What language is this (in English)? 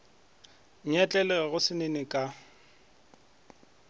Northern Sotho